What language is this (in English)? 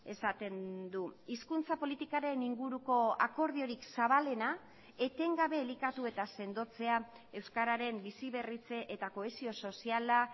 Basque